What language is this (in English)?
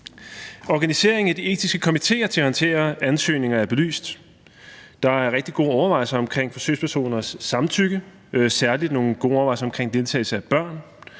Danish